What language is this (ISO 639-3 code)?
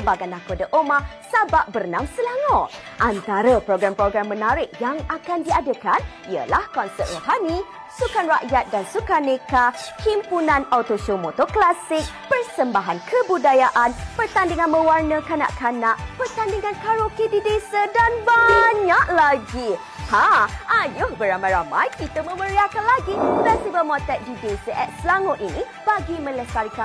msa